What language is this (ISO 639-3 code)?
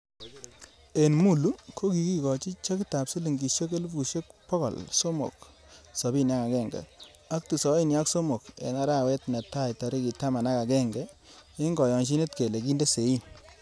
kln